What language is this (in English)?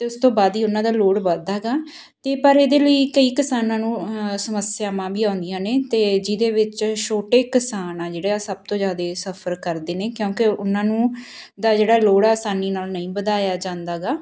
Punjabi